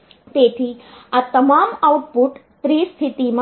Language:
Gujarati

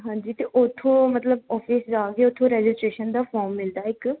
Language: Punjabi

